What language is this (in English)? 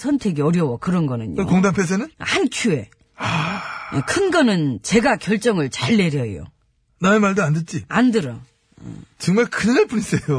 Korean